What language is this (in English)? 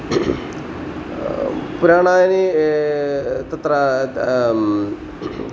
Sanskrit